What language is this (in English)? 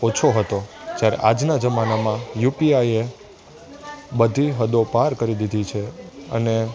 Gujarati